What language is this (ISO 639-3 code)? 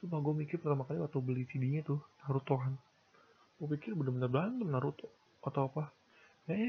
ind